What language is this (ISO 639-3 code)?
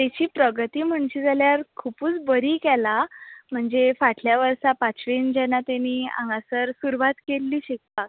kok